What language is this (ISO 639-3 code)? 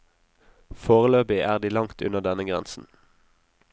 nor